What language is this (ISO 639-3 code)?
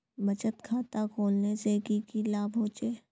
mag